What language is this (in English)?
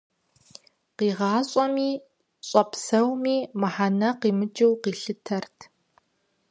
Kabardian